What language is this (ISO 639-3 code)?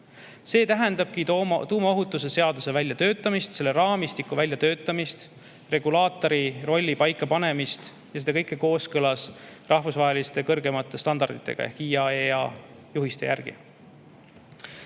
est